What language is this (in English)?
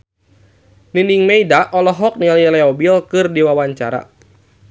Sundanese